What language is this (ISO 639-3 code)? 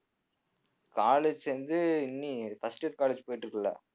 tam